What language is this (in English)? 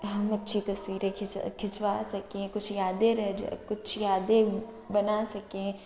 Urdu